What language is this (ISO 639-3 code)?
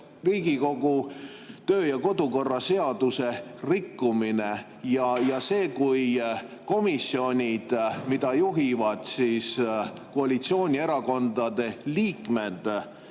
est